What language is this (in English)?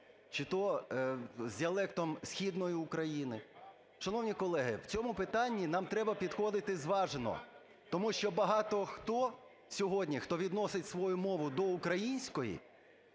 Ukrainian